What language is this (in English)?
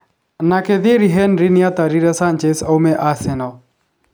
Kikuyu